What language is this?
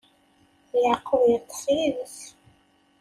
Kabyle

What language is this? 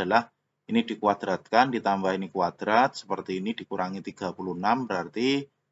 Indonesian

